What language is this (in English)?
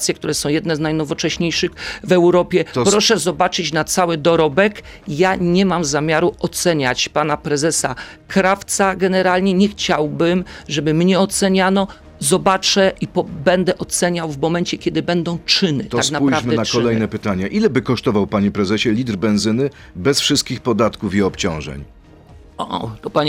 Polish